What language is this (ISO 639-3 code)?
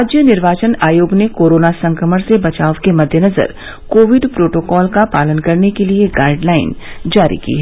hin